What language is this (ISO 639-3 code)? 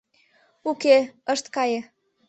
chm